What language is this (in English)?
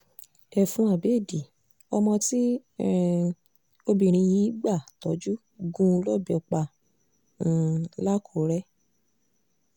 Yoruba